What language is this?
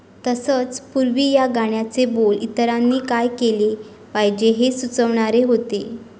Marathi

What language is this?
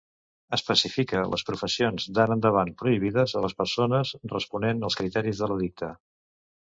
Catalan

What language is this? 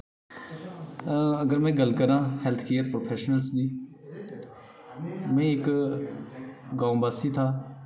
Dogri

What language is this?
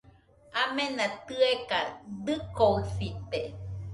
Nüpode Huitoto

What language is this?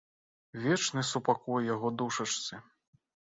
Belarusian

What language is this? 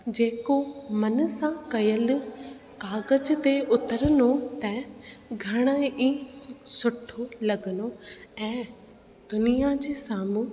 Sindhi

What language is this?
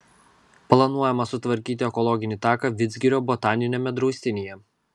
Lithuanian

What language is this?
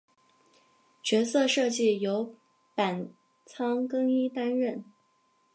Chinese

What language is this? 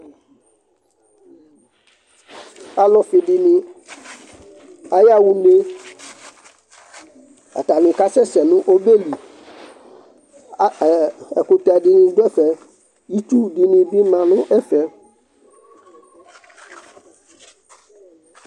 Ikposo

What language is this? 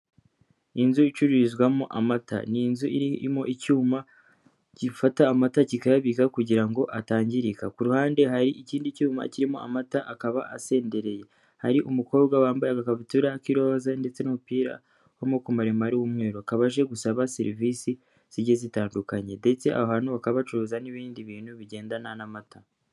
Kinyarwanda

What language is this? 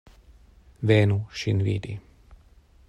Esperanto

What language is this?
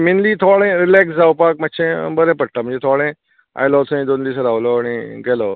Konkani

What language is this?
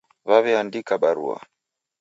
Taita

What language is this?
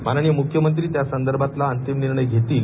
Marathi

